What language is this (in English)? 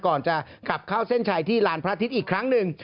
Thai